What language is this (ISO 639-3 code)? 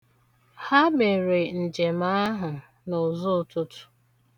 ibo